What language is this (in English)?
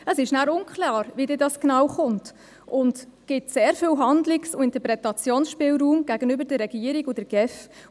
Swiss German